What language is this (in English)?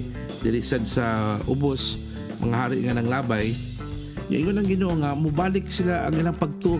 Filipino